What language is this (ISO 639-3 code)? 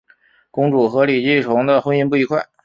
zho